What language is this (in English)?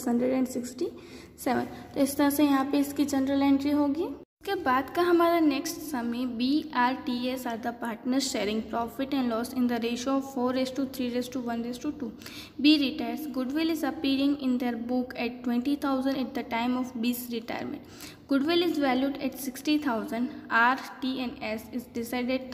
Hindi